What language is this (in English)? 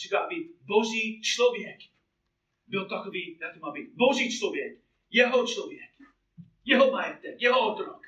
Czech